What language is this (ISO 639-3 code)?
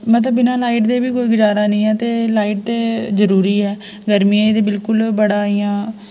doi